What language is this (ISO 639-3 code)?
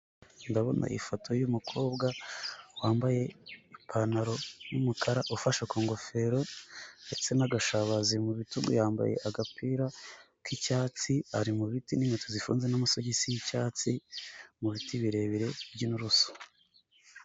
kin